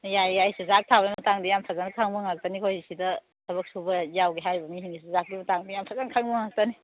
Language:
Manipuri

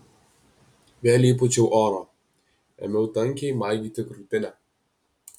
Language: Lithuanian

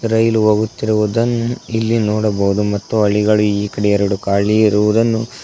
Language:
Kannada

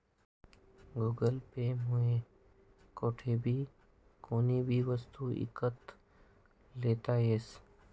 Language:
Marathi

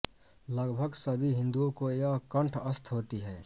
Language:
Hindi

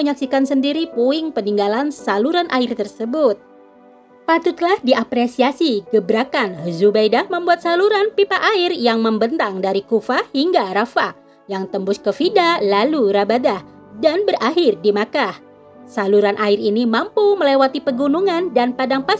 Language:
Indonesian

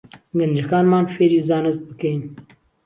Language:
Central Kurdish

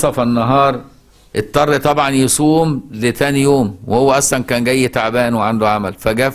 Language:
Arabic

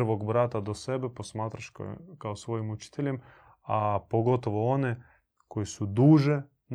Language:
Croatian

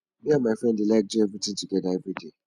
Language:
Nigerian Pidgin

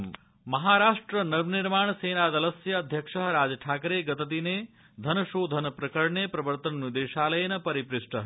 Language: Sanskrit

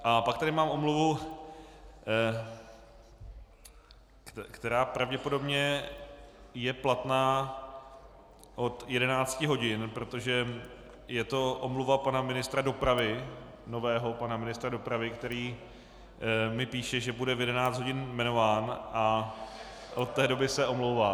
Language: Czech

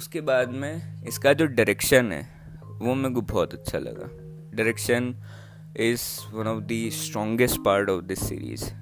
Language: Hindi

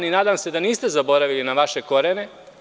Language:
Serbian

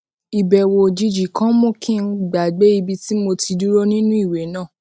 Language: Yoruba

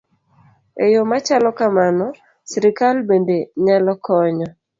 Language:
Luo (Kenya and Tanzania)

